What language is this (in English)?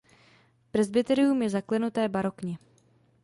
Czech